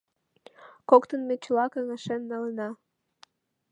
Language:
Mari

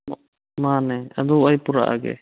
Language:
Manipuri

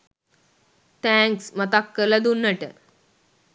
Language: Sinhala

